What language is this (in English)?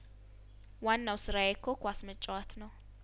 Amharic